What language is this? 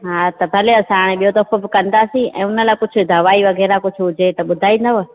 Sindhi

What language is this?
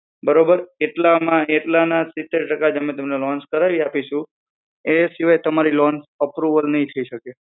Gujarati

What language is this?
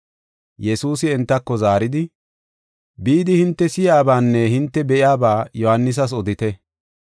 Gofa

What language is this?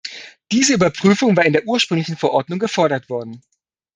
German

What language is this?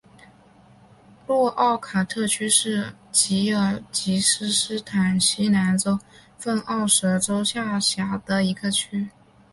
Chinese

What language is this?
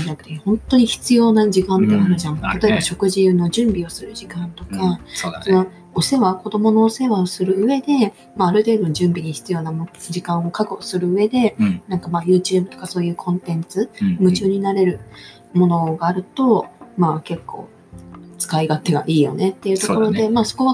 Japanese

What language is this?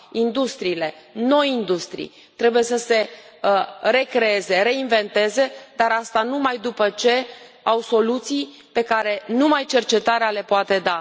Romanian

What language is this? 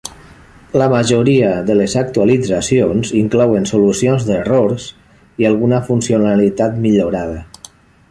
Catalan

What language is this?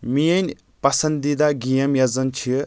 Kashmiri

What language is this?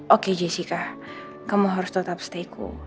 Indonesian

